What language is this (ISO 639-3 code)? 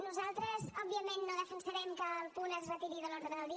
cat